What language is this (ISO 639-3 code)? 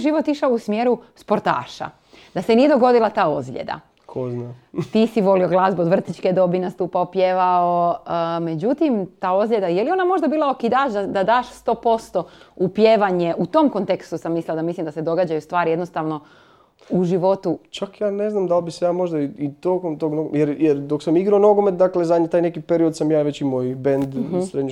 hrv